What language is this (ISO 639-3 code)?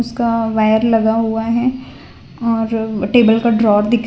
hin